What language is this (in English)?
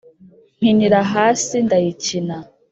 Kinyarwanda